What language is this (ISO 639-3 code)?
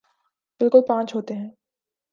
urd